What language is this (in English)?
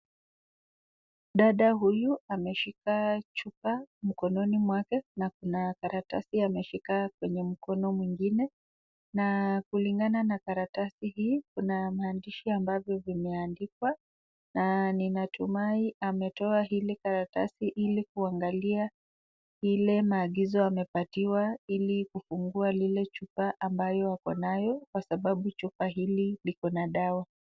Swahili